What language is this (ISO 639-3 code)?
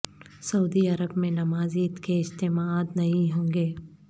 urd